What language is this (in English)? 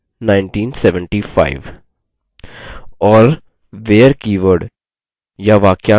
Hindi